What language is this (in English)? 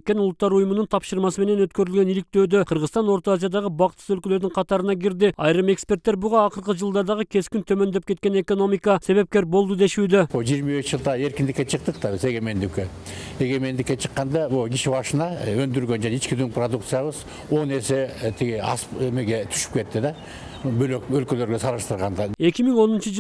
Turkish